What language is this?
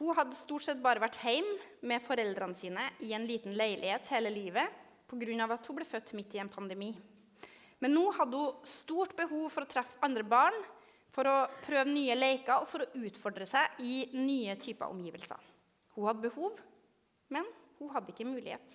Norwegian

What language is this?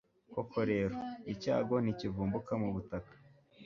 Kinyarwanda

